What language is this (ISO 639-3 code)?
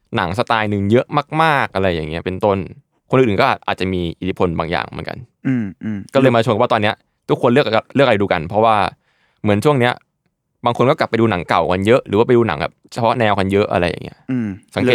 tha